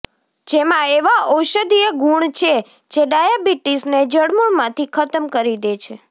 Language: Gujarati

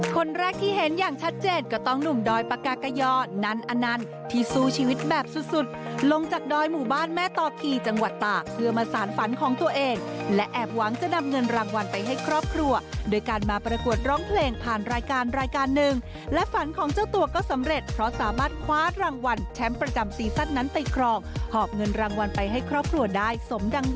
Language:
Thai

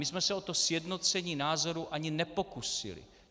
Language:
Czech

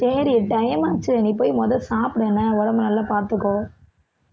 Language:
Tamil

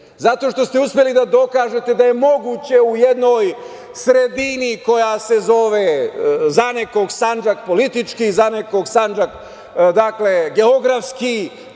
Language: Serbian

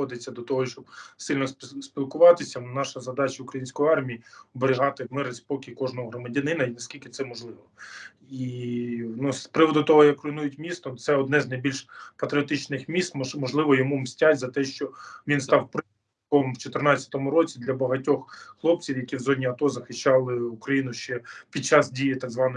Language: Ukrainian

